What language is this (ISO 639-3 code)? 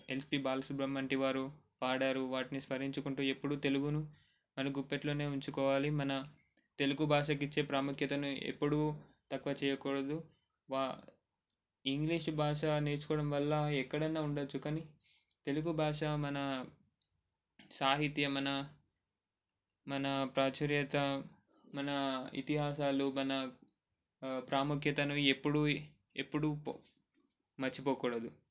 tel